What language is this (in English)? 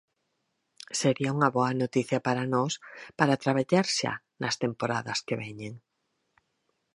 Galician